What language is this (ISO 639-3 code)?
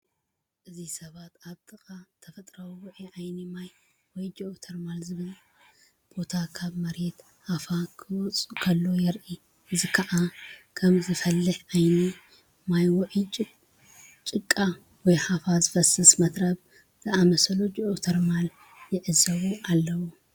tir